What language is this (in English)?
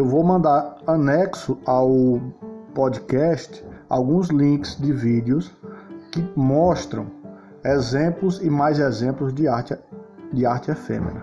Portuguese